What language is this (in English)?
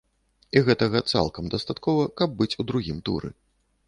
Belarusian